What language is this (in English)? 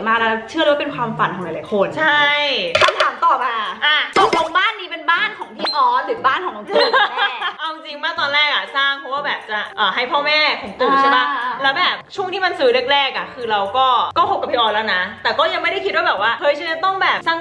Thai